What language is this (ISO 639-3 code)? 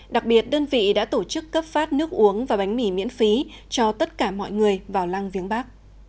vie